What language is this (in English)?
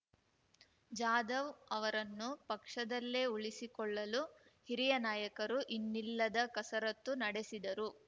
Kannada